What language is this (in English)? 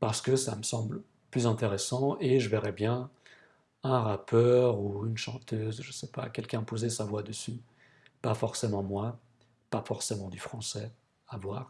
French